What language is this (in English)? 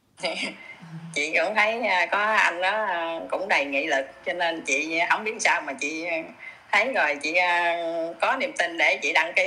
Vietnamese